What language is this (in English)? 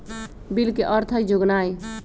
Magahi